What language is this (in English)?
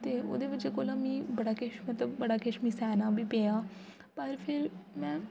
Dogri